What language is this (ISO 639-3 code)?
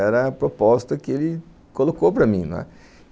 por